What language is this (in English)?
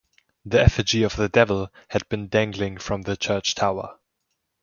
English